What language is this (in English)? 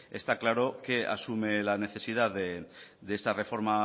Spanish